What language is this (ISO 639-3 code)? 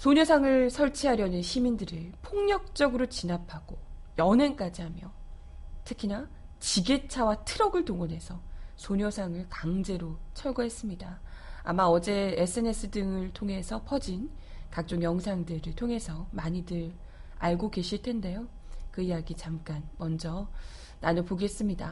kor